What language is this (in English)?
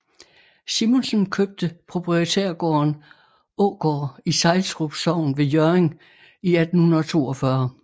Danish